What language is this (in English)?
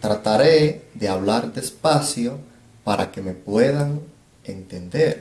Spanish